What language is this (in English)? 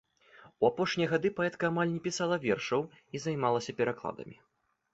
Belarusian